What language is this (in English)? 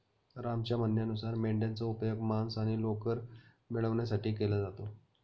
Marathi